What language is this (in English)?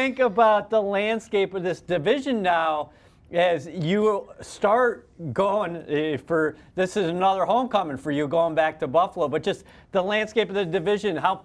English